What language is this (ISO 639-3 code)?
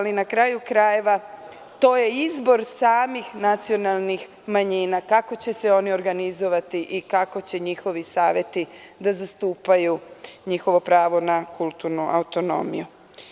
srp